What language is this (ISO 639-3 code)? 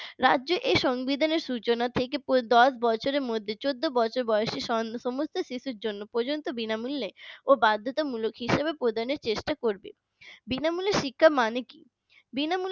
ben